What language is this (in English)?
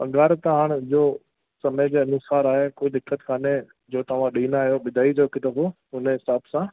Sindhi